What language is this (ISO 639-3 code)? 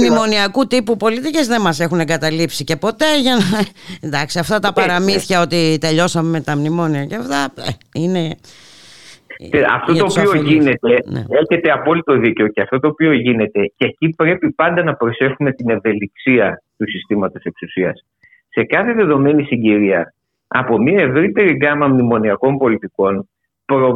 ell